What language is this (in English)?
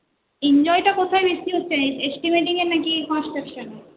Bangla